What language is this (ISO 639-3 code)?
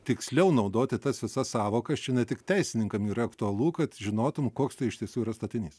lit